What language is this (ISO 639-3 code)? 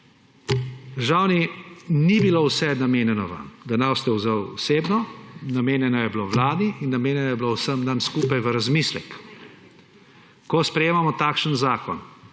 slv